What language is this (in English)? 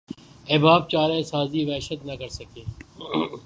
Urdu